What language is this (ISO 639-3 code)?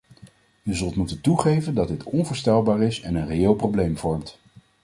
nld